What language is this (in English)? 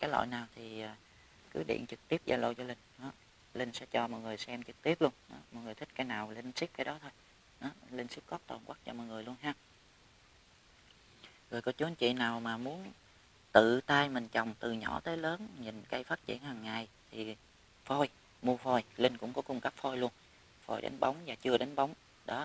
Vietnamese